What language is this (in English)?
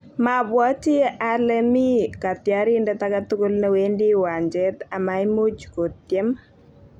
Kalenjin